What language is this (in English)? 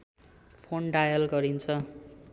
Nepali